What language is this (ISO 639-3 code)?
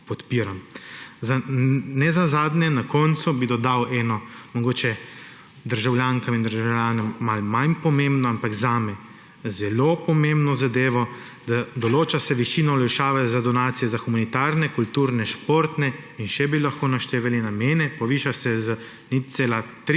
slv